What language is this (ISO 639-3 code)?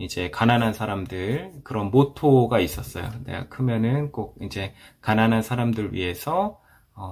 kor